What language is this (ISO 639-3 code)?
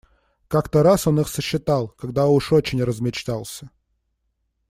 rus